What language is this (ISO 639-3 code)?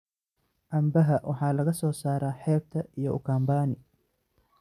som